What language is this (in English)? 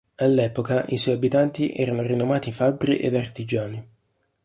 Italian